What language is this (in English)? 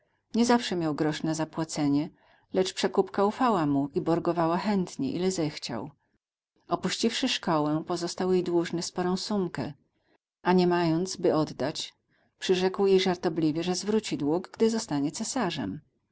Polish